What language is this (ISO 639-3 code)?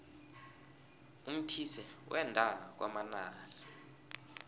nbl